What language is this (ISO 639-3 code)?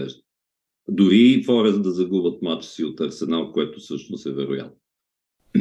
bul